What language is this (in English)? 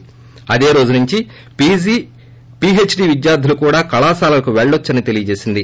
Telugu